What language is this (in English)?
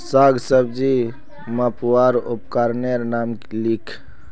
Magahi